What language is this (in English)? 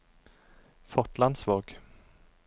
Norwegian